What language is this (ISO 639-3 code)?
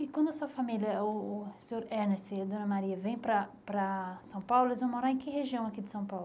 por